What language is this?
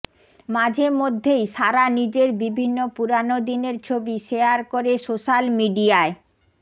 Bangla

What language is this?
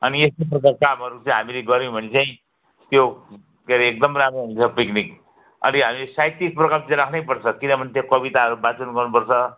Nepali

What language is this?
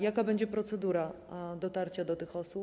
Polish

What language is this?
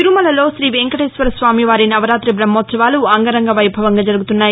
Telugu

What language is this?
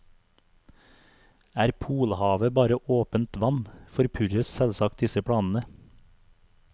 Norwegian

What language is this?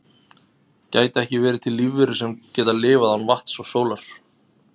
Icelandic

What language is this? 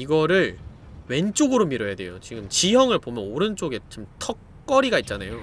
Korean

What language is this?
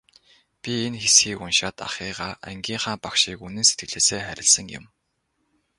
Mongolian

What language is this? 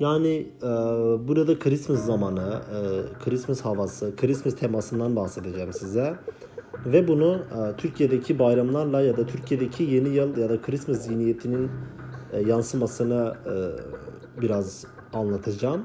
Turkish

